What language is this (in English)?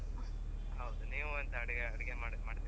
Kannada